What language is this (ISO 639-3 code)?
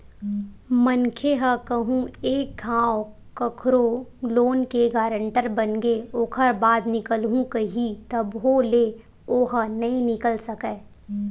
hne